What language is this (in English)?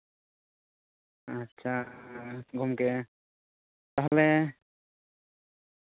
Santali